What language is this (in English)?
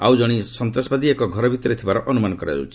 Odia